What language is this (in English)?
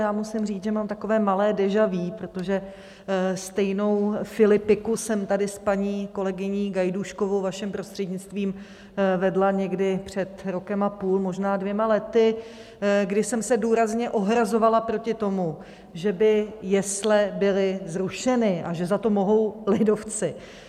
Czech